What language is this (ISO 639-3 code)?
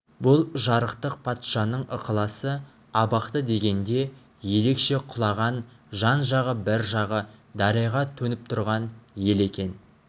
kaz